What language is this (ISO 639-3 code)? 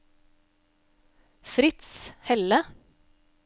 nor